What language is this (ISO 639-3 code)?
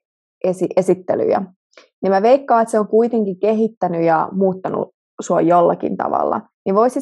fin